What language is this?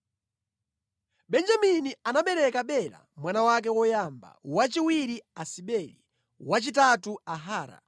Nyanja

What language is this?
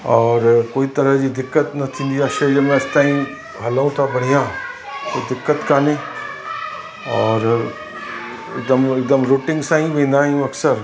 Sindhi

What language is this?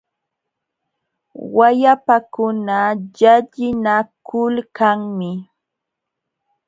Jauja Wanca Quechua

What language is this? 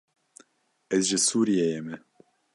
Kurdish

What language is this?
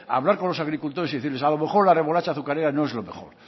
Spanish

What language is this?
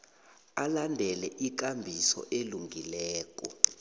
South Ndebele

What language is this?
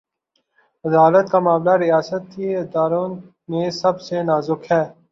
Urdu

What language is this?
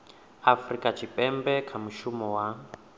Venda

